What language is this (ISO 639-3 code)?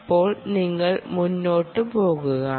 mal